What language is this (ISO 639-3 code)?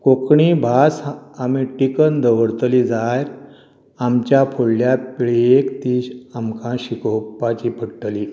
kok